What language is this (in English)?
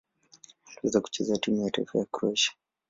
Swahili